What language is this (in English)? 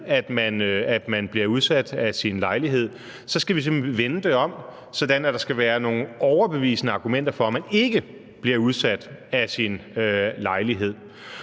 Danish